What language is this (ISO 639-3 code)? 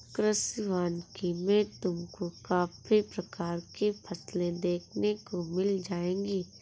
hin